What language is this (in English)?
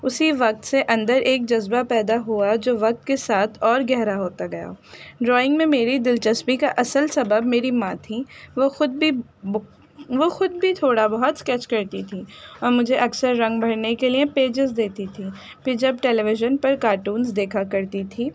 Urdu